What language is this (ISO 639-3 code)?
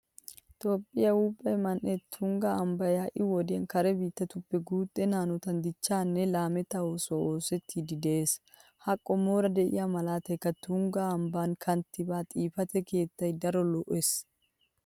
wal